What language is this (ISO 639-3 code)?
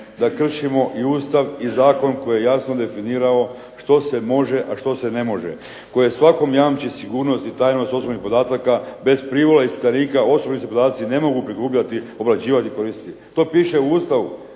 hrv